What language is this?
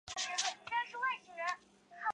Chinese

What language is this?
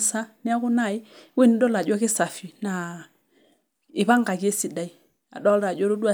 Masai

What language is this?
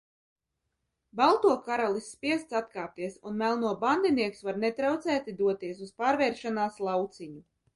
Latvian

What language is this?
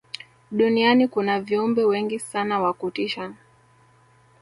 Swahili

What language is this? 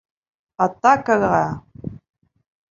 Bashkir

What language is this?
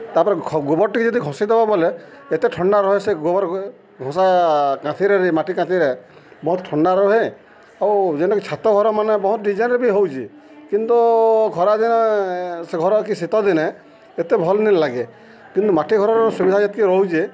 Odia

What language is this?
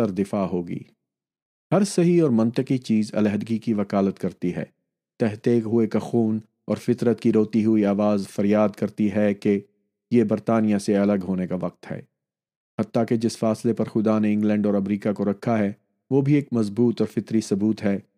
Urdu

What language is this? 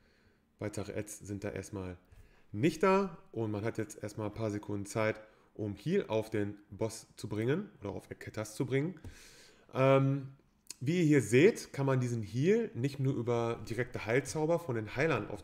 German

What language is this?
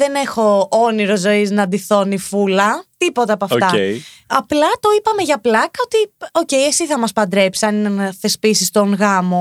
Greek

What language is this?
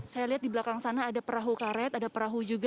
Indonesian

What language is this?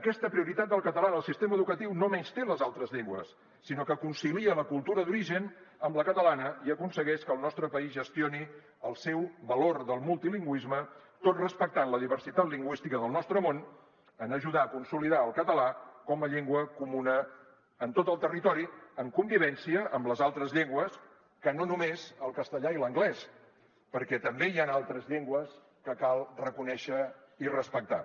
Catalan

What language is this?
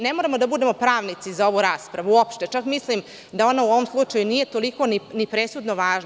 Serbian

